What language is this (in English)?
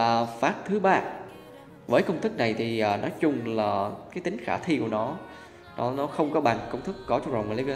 Vietnamese